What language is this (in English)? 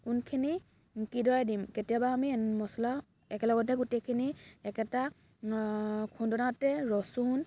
Assamese